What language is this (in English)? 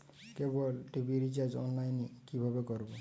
Bangla